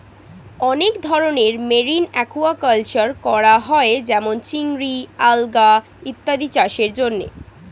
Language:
Bangla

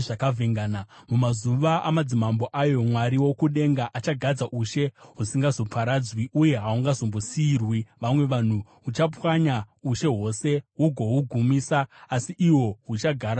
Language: Shona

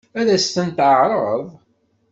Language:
Kabyle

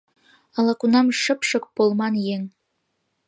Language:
Mari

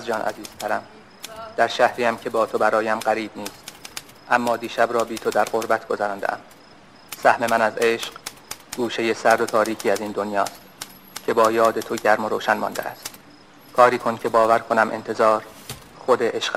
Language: Persian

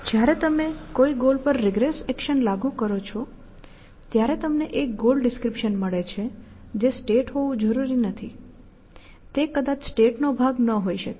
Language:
Gujarati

